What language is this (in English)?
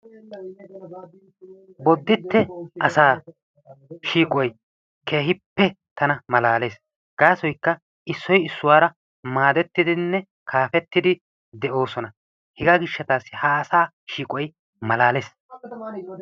Wolaytta